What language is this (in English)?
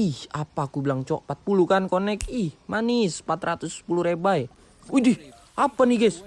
Indonesian